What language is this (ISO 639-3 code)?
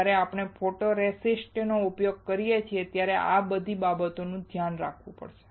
guj